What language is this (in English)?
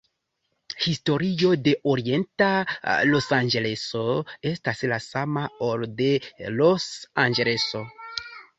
Esperanto